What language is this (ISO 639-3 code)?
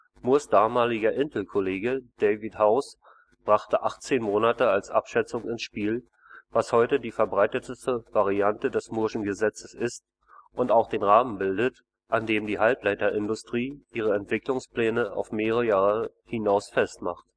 deu